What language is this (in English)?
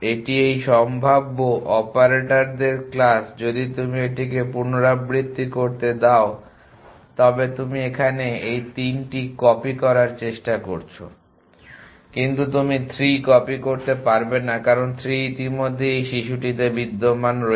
Bangla